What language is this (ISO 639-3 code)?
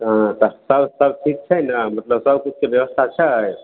mai